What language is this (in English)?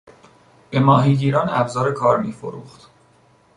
Persian